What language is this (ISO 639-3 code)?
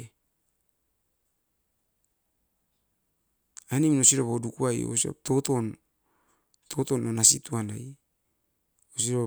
eiv